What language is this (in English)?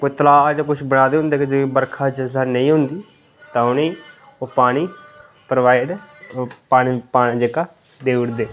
Dogri